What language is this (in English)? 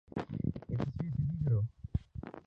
Urdu